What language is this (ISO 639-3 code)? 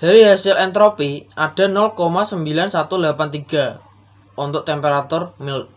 ind